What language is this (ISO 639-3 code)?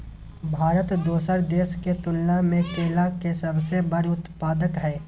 mai